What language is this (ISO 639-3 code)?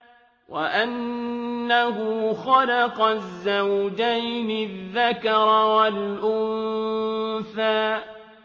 ara